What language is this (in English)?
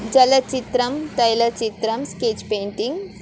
Sanskrit